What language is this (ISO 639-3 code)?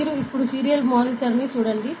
tel